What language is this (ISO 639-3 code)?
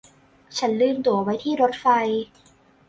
tha